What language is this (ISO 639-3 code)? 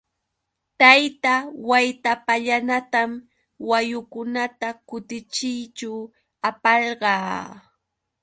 qux